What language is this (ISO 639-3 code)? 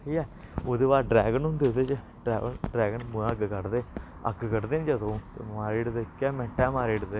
doi